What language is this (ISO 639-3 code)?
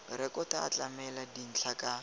tsn